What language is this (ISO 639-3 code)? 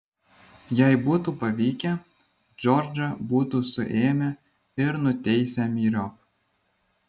lit